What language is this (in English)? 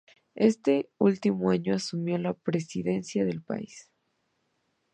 Spanish